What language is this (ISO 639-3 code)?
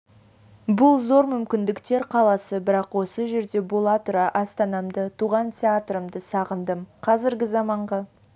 kaz